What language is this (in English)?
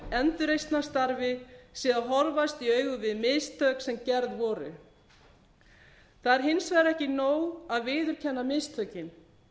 Icelandic